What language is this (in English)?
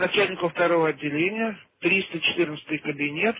Russian